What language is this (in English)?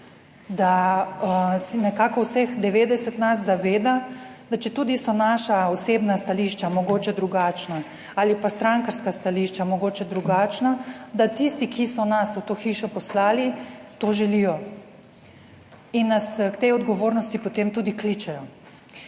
Slovenian